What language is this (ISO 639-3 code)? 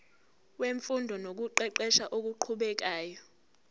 zul